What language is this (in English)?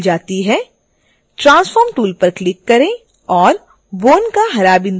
Hindi